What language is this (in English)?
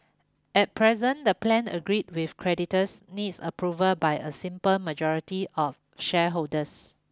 English